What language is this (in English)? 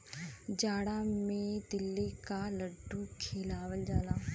Bhojpuri